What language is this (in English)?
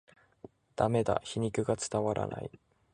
Japanese